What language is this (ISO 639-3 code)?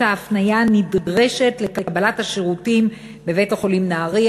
heb